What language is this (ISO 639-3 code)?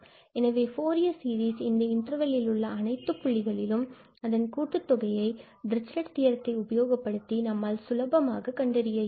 tam